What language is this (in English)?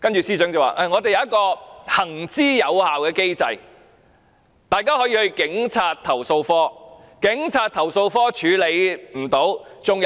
Cantonese